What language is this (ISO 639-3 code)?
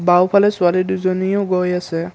asm